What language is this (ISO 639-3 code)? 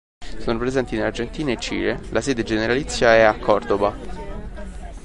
ita